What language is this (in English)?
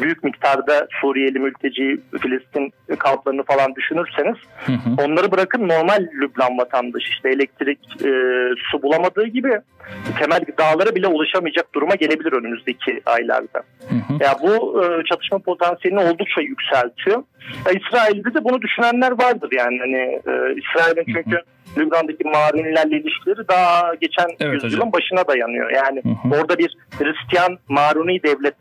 Turkish